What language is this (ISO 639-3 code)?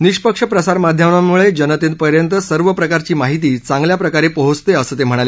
mar